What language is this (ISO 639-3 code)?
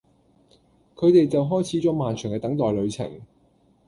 yue